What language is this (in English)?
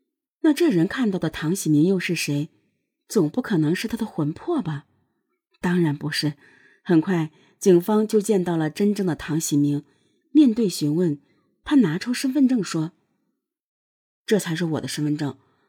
Chinese